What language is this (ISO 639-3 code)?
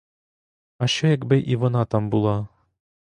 ukr